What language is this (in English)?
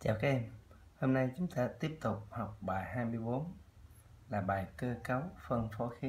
Vietnamese